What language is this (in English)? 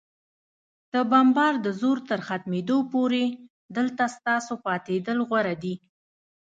Pashto